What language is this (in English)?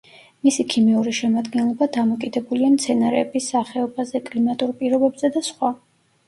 Georgian